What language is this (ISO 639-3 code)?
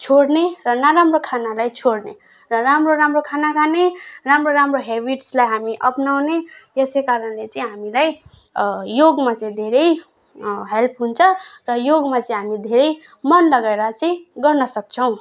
nep